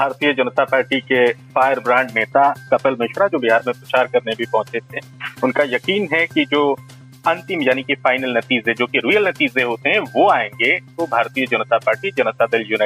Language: Hindi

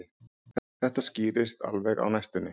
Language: Icelandic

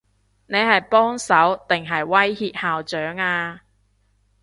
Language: Cantonese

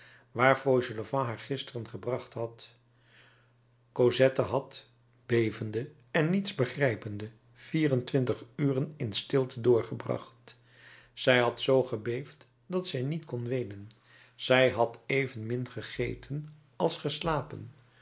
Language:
Dutch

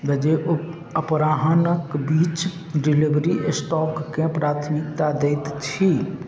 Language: Maithili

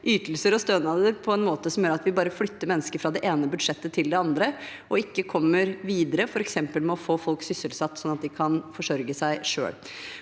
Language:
Norwegian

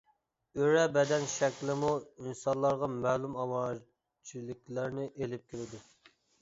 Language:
Uyghur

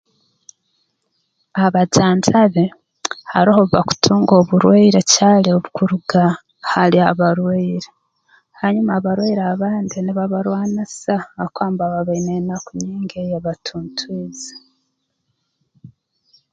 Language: Tooro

